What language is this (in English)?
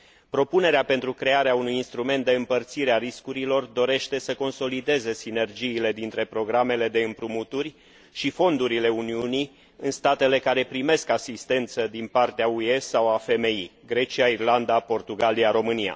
Romanian